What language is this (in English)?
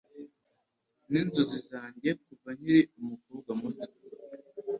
Kinyarwanda